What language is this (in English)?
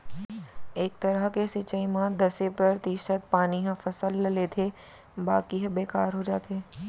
Chhattisgarhi